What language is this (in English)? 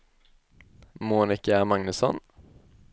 Swedish